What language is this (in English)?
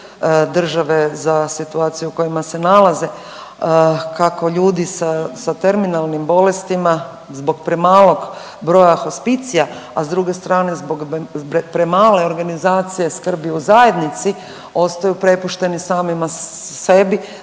Croatian